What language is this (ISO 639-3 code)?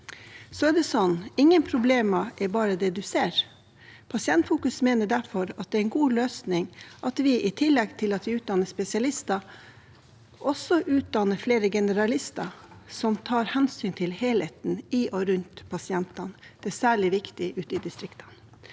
nor